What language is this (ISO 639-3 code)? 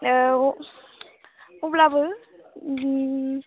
brx